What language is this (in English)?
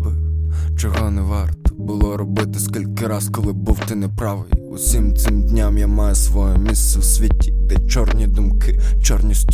Ukrainian